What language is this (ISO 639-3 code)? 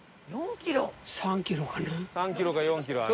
jpn